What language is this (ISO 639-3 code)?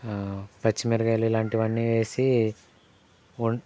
tel